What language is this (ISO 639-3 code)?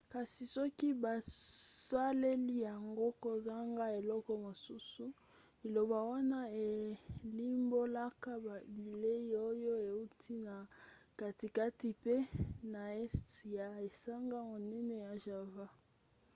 lin